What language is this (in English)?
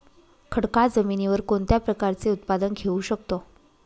Marathi